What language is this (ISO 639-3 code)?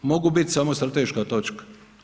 hrv